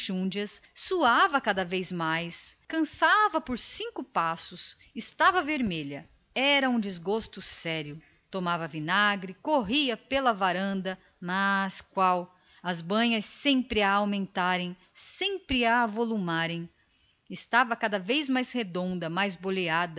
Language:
Portuguese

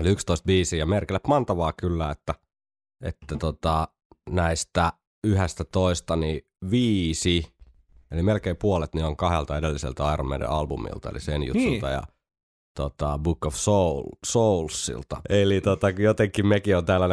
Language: Finnish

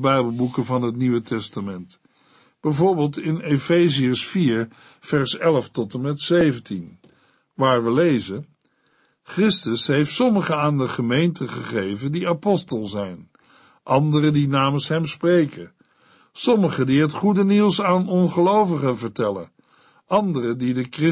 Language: Dutch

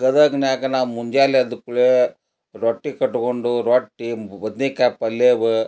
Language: Kannada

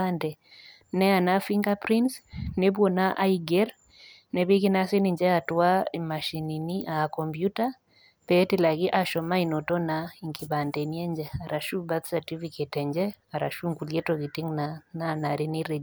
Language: Masai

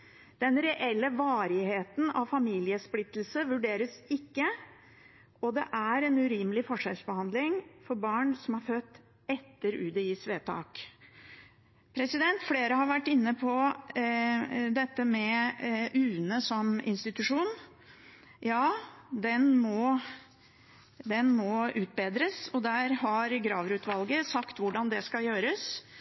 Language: Norwegian Bokmål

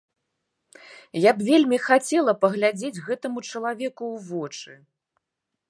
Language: Belarusian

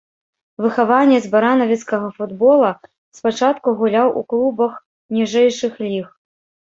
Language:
Belarusian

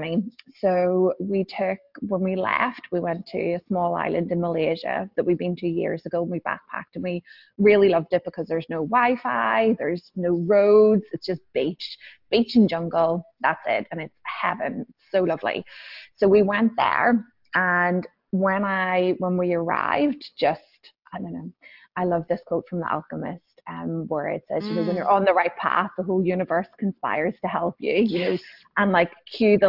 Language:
English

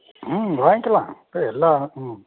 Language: Tamil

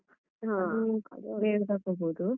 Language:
Kannada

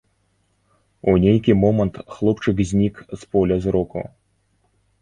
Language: Belarusian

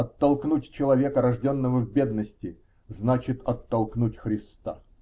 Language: Russian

